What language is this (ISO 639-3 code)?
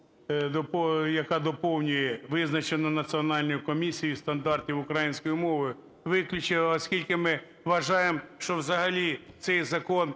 ukr